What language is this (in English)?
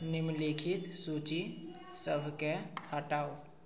Maithili